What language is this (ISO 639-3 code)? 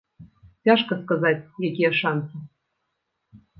bel